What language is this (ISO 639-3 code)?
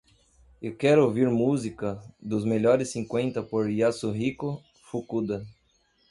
por